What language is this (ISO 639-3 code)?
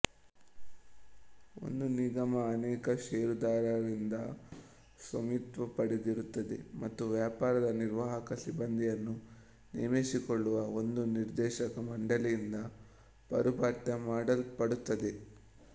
kan